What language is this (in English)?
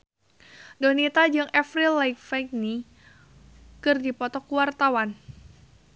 Sundanese